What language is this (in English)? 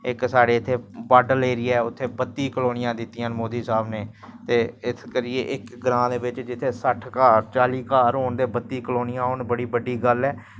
Dogri